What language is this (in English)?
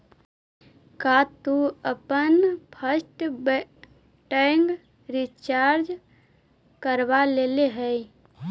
Magahi